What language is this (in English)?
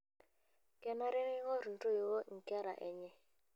Masai